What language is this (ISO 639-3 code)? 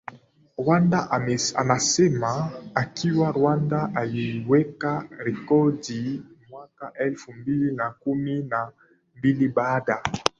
swa